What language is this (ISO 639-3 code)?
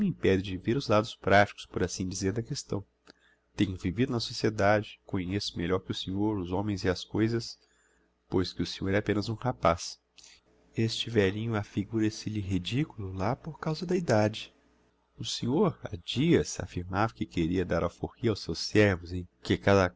por